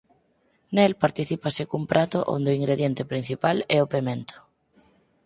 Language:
Galician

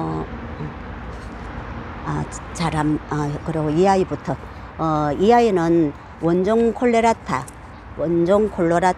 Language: Korean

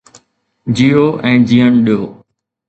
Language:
Sindhi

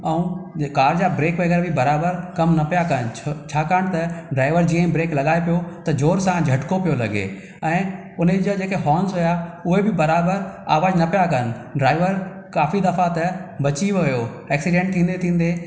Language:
Sindhi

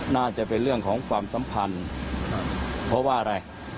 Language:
Thai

